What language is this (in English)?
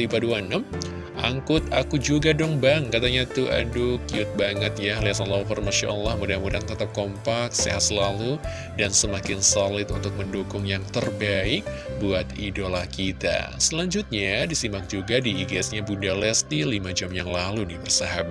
Indonesian